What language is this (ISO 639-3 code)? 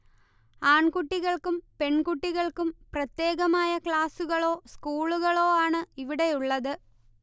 mal